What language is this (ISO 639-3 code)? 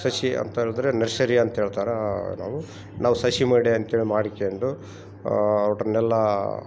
kan